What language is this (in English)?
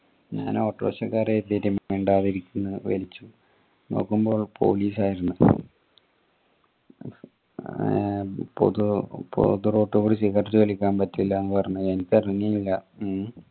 Malayalam